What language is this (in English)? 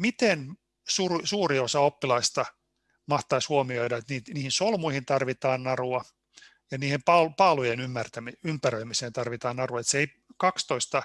Finnish